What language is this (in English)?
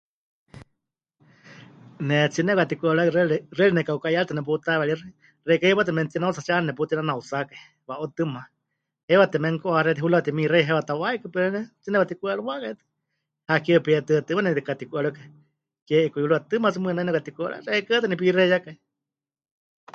Huichol